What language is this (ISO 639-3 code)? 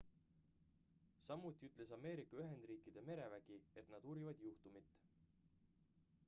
est